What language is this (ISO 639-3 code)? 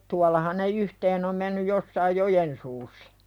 fin